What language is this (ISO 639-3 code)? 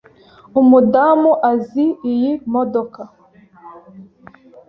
kin